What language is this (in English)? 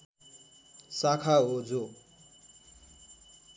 Nepali